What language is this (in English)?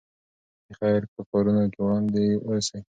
Pashto